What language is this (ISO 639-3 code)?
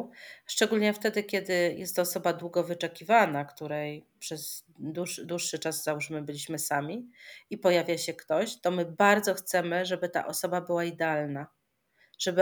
pol